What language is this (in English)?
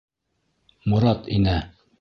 Bashkir